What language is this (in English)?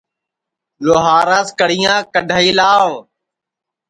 Sansi